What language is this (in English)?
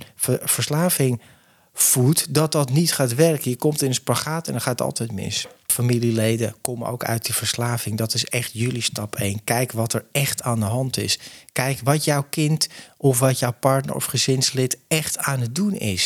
Dutch